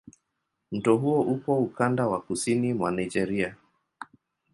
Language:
Swahili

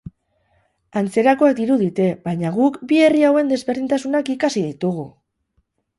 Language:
Basque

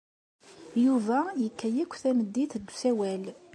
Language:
Kabyle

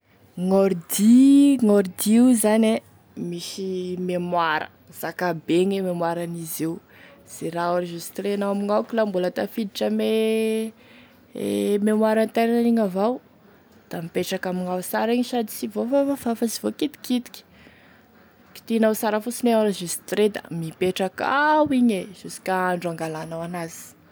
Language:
Tesaka Malagasy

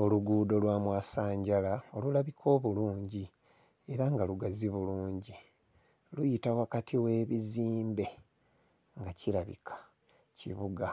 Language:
Ganda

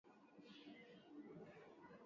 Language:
Swahili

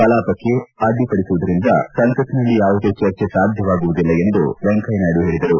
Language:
Kannada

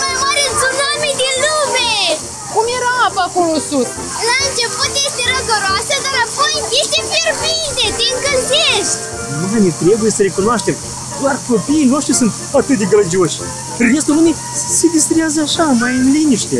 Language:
Romanian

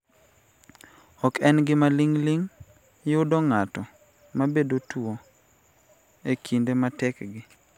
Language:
Luo (Kenya and Tanzania)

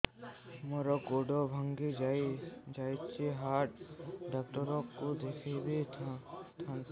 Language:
Odia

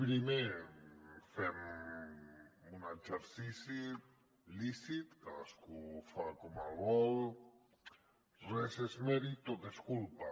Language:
Catalan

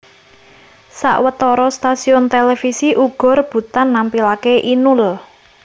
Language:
Javanese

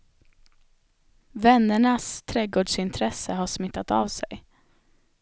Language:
Swedish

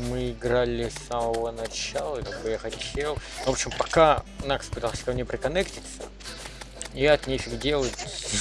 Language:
Russian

